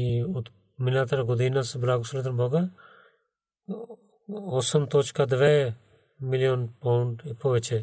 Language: Bulgarian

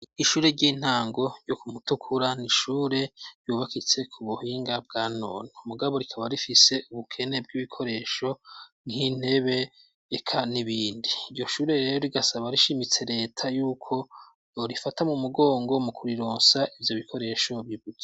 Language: Rundi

